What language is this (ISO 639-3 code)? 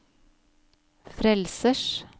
nor